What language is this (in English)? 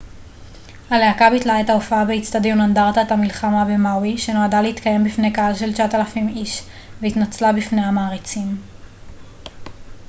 Hebrew